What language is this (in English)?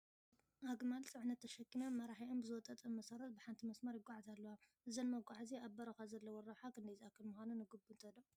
Tigrinya